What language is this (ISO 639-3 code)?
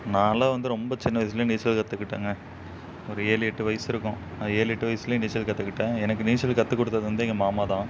tam